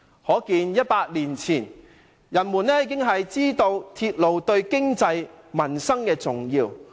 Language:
Cantonese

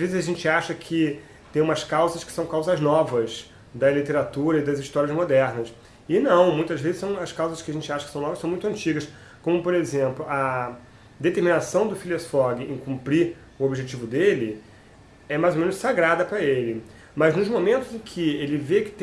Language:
Portuguese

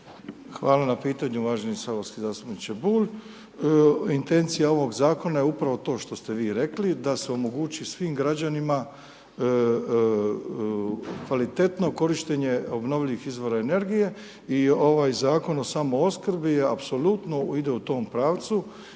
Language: Croatian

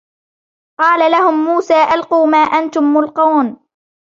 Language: Arabic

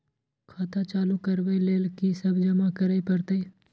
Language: Maithili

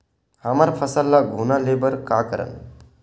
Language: Chhattisgarhi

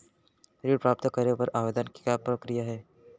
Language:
Chhattisgarhi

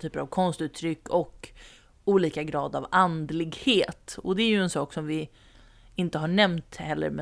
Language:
Swedish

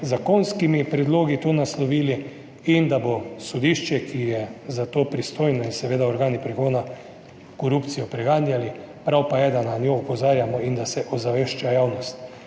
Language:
Slovenian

